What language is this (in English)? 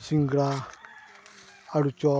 Santali